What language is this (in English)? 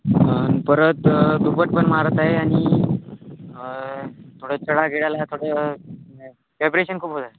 Marathi